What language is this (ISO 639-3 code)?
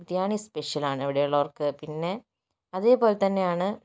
mal